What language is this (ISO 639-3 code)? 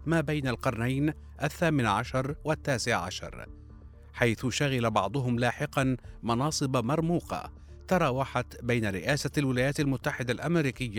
ara